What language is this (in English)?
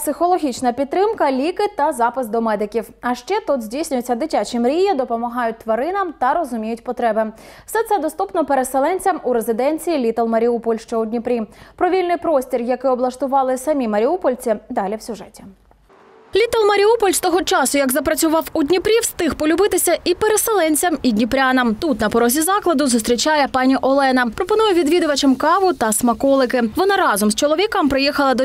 Ukrainian